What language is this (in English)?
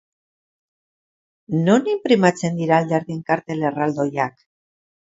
Basque